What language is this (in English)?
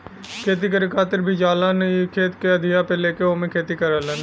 Bhojpuri